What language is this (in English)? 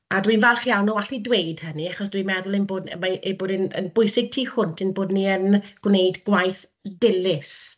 Welsh